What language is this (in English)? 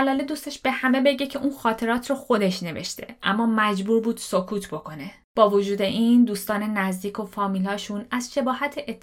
Persian